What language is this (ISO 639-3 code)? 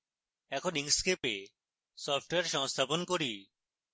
ben